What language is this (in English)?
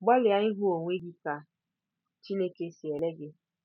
Igbo